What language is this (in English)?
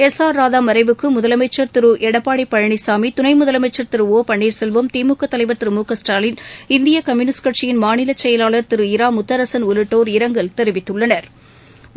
Tamil